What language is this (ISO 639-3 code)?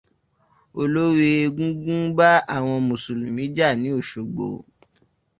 yor